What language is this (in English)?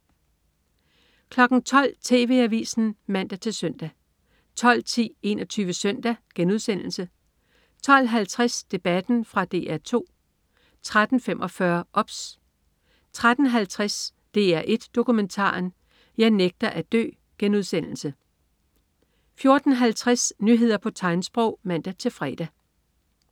Danish